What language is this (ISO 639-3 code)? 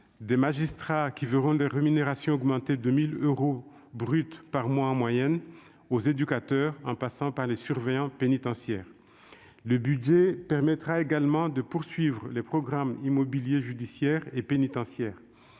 fra